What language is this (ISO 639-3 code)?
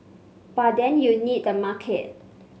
eng